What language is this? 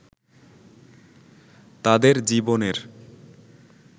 Bangla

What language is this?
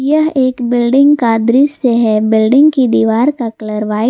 Hindi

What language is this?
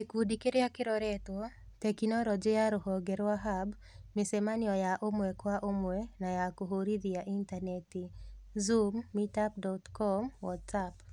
Kikuyu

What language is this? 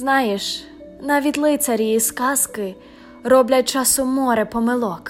Ukrainian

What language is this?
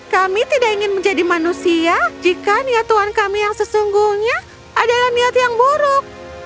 Indonesian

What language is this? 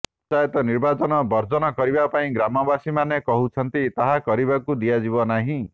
Odia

